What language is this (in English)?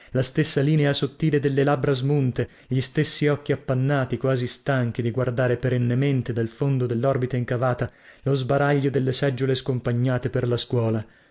Italian